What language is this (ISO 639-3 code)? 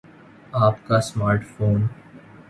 urd